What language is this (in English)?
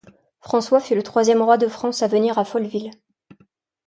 French